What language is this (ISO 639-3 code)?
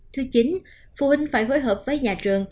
vie